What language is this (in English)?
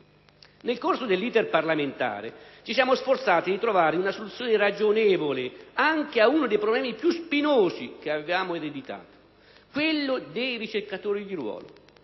Italian